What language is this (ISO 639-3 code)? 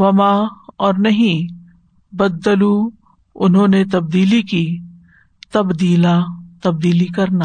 urd